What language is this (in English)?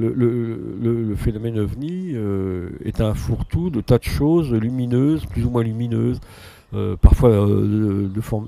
French